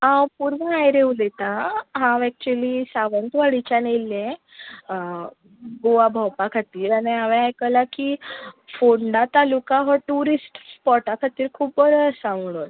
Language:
Konkani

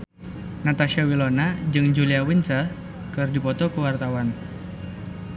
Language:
Sundanese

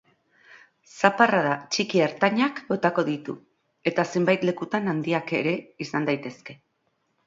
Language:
Basque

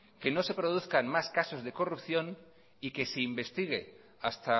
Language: Spanish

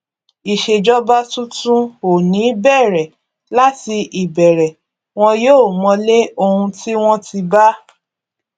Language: Yoruba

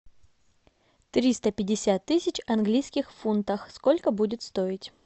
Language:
Russian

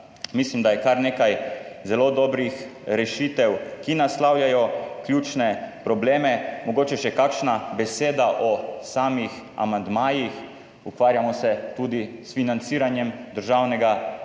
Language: Slovenian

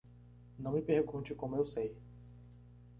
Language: Portuguese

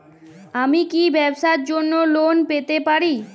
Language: Bangla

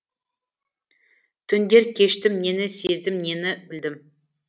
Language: Kazakh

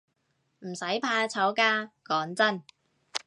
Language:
Cantonese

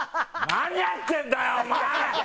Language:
Japanese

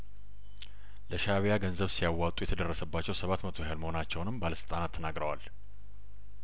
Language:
Amharic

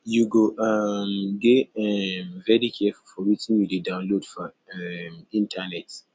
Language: Nigerian Pidgin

